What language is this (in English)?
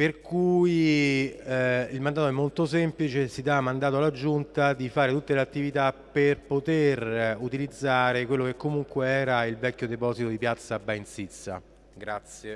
Italian